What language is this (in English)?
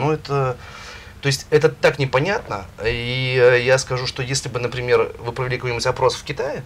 Russian